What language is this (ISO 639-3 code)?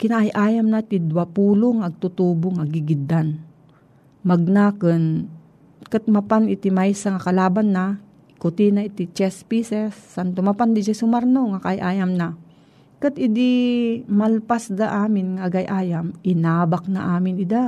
fil